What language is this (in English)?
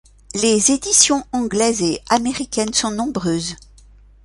French